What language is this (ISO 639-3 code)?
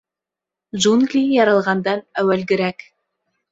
bak